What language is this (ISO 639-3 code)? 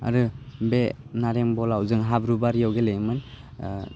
brx